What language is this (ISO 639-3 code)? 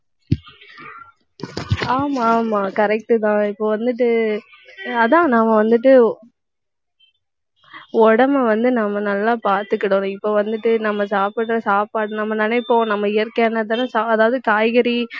tam